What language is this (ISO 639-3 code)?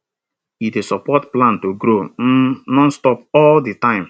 pcm